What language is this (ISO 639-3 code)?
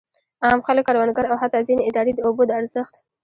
pus